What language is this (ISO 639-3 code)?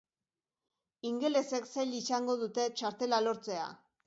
eus